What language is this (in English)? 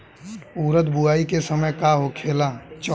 Bhojpuri